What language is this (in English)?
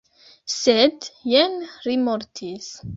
Esperanto